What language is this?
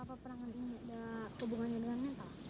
Indonesian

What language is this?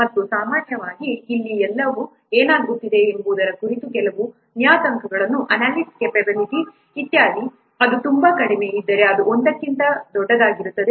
Kannada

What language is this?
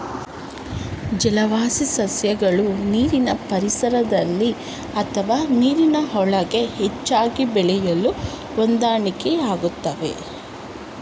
Kannada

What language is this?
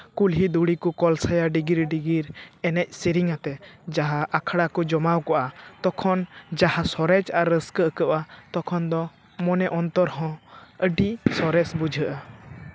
Santali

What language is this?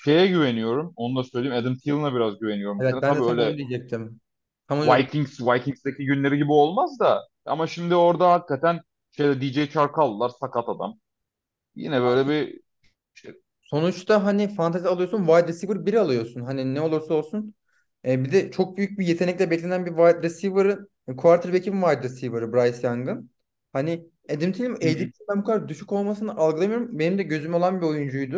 Turkish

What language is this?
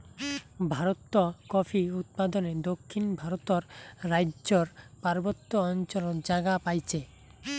Bangla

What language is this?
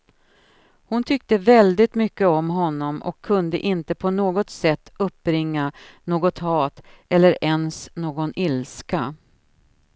Swedish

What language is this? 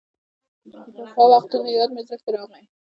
Pashto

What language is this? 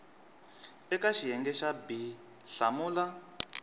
Tsonga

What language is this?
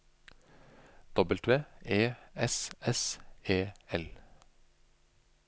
Norwegian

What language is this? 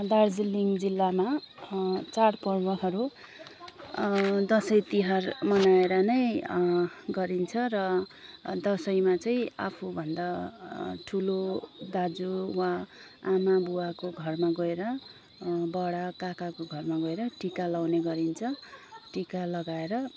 Nepali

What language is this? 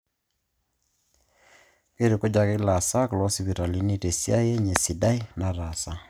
Masai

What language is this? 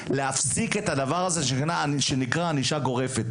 Hebrew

